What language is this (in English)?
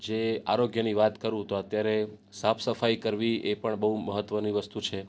Gujarati